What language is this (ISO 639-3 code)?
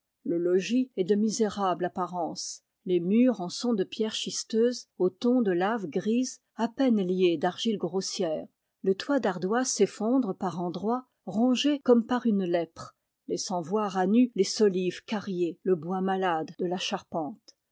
fra